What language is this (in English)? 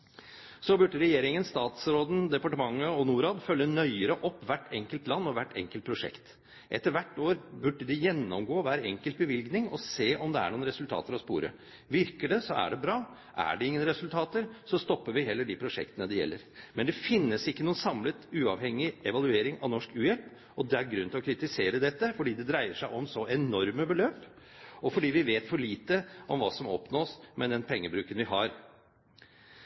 Norwegian Bokmål